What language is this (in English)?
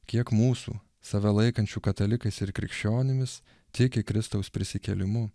Lithuanian